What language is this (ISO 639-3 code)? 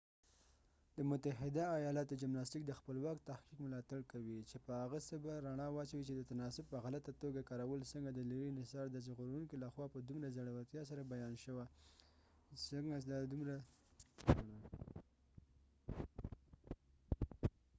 pus